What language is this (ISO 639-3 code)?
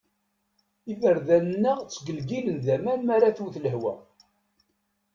kab